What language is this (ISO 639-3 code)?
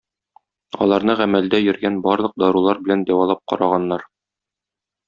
tat